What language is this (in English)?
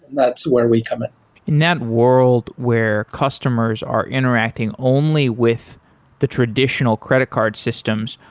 English